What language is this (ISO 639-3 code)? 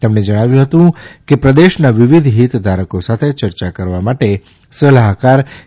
guj